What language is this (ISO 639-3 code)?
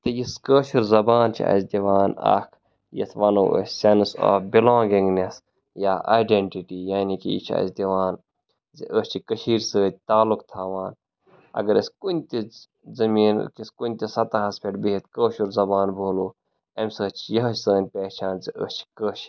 kas